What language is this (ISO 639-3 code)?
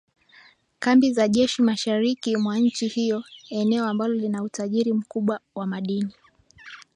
swa